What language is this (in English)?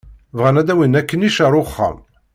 Kabyle